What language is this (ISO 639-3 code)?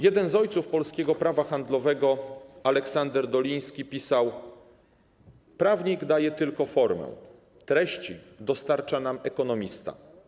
pol